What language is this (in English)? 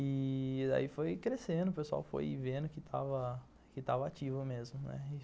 Portuguese